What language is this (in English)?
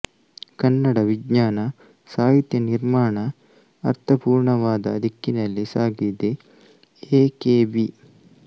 Kannada